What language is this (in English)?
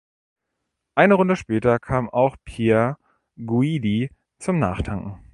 German